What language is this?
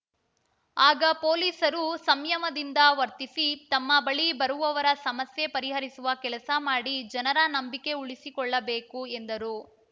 Kannada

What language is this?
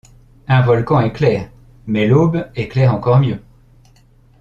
French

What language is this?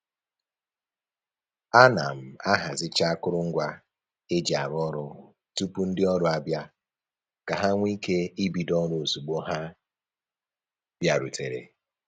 Igbo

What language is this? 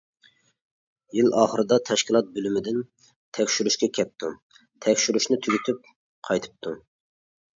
Uyghur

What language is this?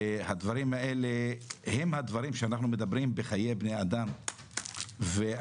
Hebrew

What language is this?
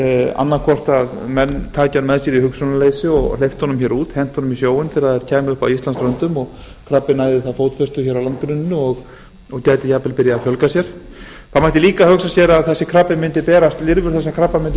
Icelandic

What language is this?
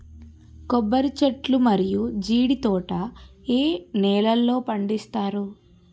Telugu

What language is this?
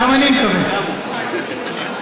Hebrew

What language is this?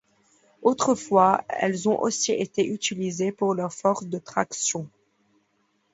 French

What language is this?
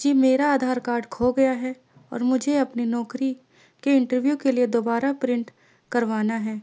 Urdu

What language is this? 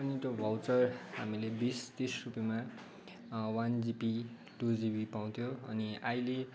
Nepali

